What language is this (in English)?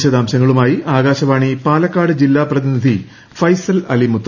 Malayalam